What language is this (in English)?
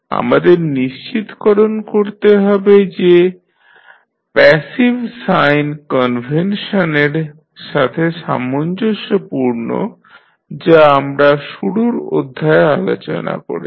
Bangla